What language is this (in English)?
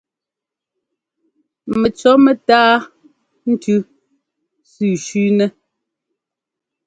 Ngomba